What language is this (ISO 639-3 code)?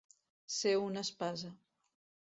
cat